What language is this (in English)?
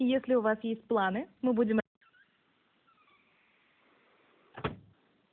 Russian